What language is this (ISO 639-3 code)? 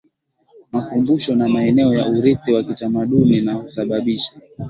swa